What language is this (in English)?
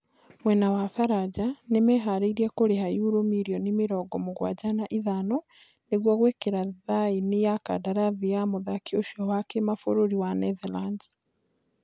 Kikuyu